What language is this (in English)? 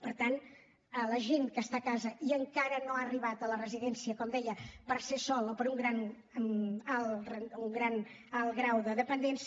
Catalan